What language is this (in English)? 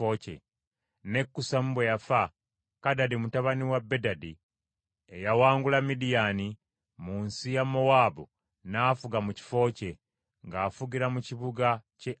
Ganda